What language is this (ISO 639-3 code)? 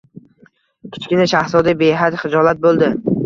uzb